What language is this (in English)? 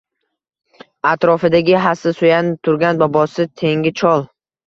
Uzbek